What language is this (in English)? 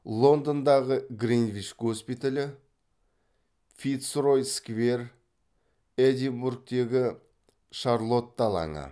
Kazakh